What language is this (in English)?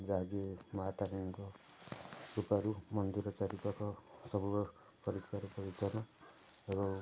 Odia